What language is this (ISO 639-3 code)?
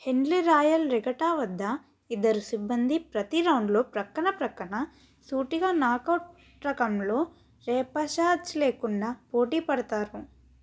tel